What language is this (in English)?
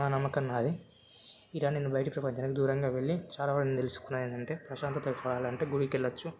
Telugu